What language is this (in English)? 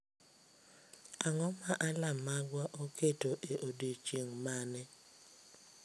Luo (Kenya and Tanzania)